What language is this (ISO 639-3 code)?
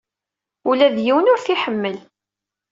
kab